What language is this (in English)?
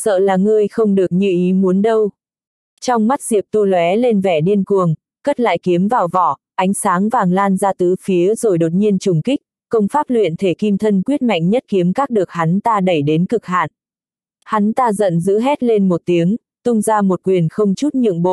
Vietnamese